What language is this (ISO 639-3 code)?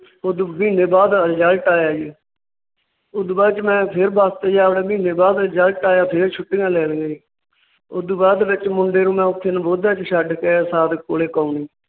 pan